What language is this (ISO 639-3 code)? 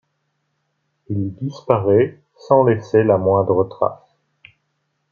fra